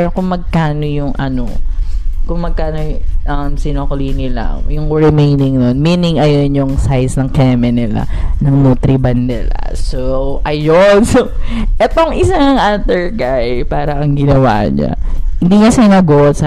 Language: Filipino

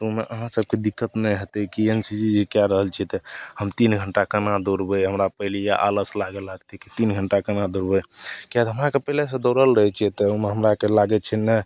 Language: Maithili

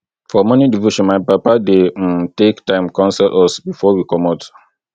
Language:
Nigerian Pidgin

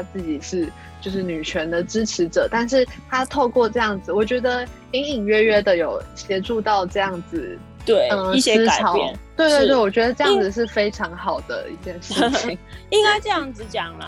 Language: Chinese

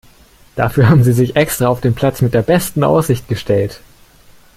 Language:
German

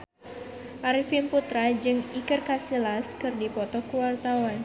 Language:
Sundanese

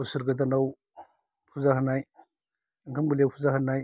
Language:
Bodo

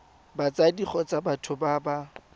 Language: Tswana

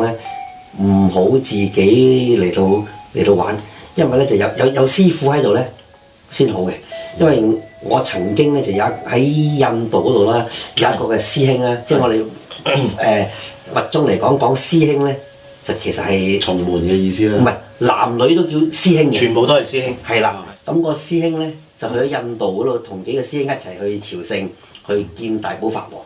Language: Chinese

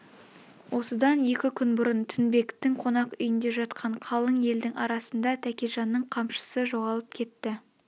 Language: Kazakh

